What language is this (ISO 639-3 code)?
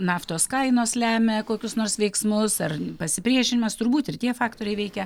lit